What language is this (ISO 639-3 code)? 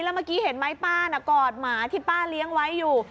tha